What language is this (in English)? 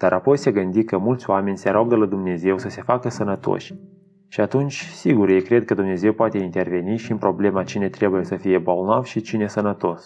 Romanian